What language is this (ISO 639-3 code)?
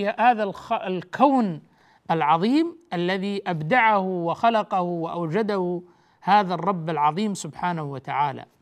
ara